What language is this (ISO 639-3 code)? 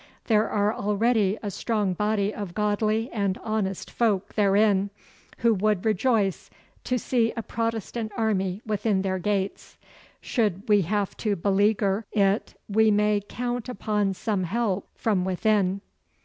eng